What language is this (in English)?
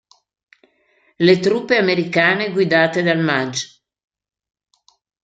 Italian